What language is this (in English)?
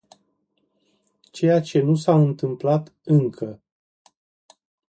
Romanian